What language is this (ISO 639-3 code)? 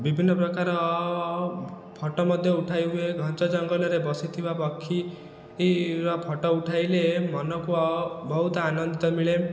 ori